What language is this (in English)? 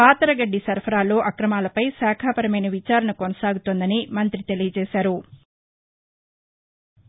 Telugu